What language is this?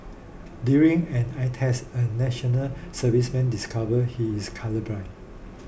English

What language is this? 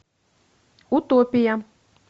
Russian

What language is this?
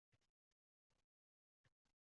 Uzbek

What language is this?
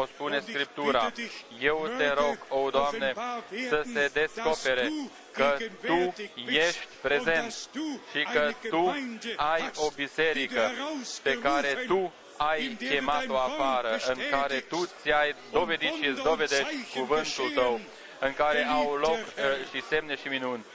Romanian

